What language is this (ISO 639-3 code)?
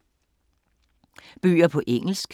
dan